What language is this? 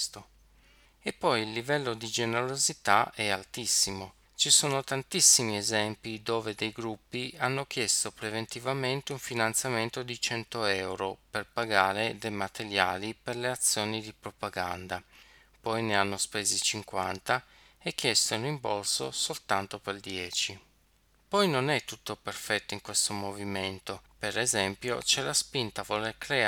Italian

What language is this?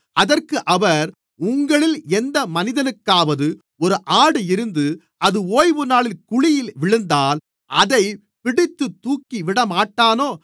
Tamil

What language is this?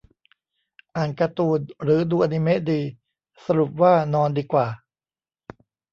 Thai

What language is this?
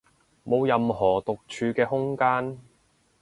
Cantonese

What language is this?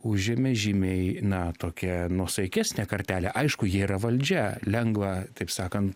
Lithuanian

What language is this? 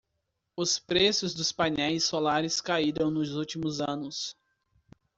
Portuguese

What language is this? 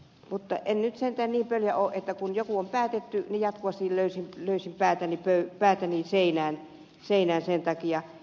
Finnish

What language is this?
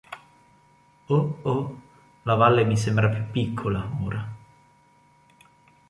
Italian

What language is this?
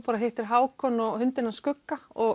Icelandic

